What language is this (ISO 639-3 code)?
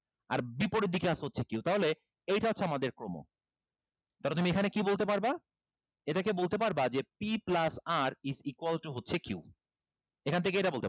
ben